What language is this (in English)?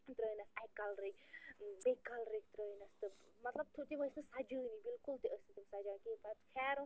Kashmiri